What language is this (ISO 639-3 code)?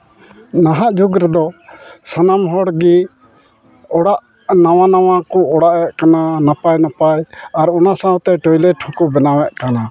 sat